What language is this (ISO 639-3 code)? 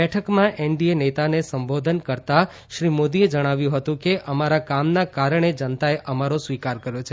guj